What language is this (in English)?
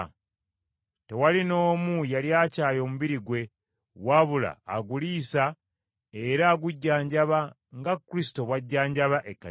Ganda